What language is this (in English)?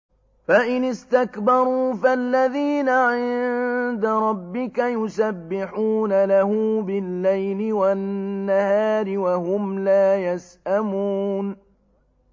Arabic